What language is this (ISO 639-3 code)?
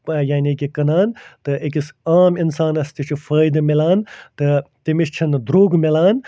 kas